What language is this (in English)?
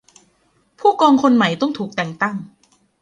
Thai